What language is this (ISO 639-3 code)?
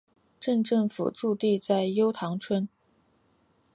zho